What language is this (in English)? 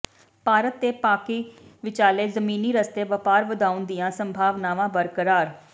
Punjabi